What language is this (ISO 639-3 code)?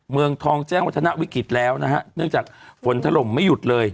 tha